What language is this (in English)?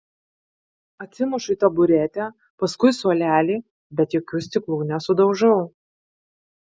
Lithuanian